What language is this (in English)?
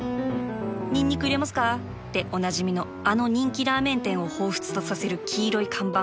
Japanese